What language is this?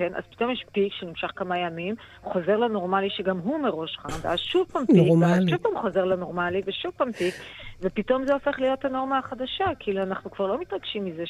Hebrew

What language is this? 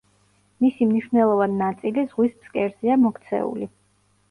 Georgian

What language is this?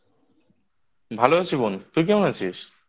Bangla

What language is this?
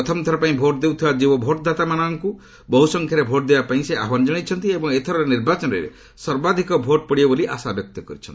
Odia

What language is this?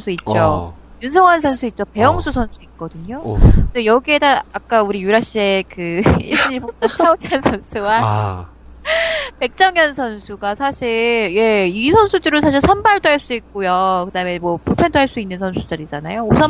Korean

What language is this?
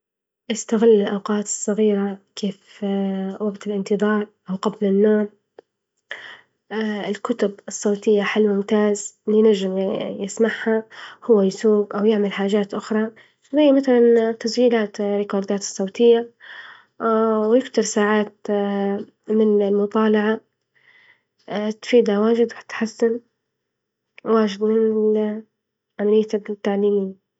Libyan Arabic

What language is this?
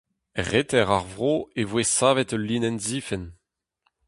Breton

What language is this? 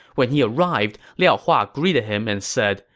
English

